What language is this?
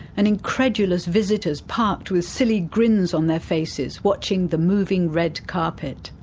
English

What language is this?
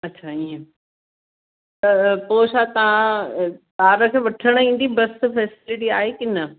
Sindhi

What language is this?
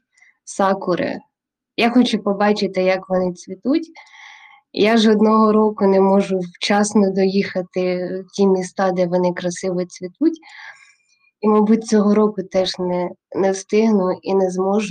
Ukrainian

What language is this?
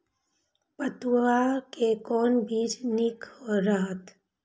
Maithili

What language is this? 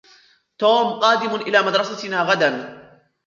Arabic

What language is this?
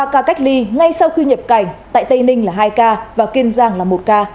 Vietnamese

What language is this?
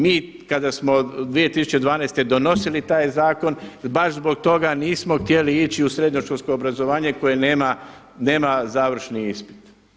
Croatian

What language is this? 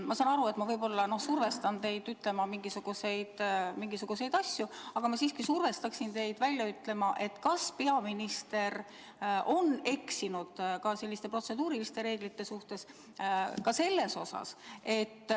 Estonian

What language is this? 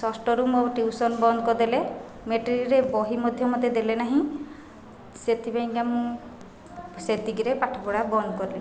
Odia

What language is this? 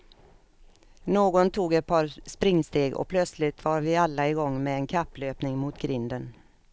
Swedish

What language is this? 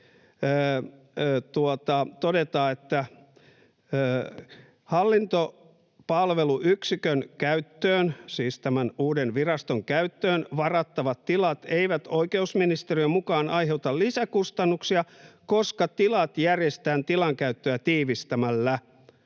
Finnish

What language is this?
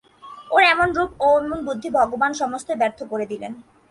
Bangla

